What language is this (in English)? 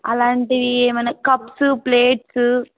Telugu